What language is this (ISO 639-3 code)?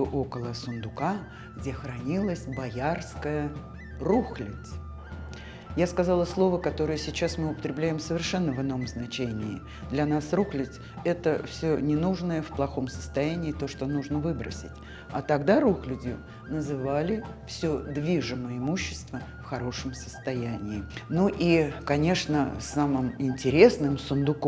rus